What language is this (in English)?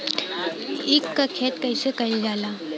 Bhojpuri